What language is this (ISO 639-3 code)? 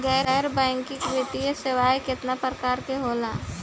bho